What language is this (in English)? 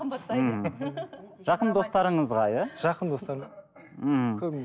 Kazakh